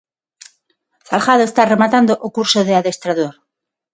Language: Galician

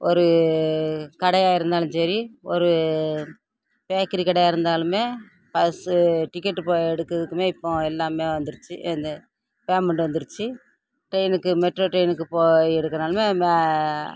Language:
Tamil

